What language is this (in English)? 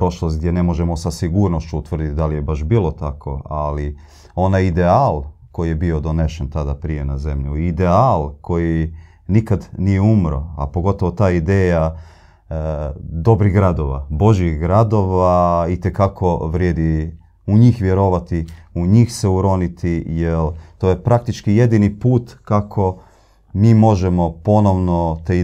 Croatian